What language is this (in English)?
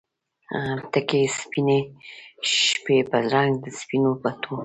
Pashto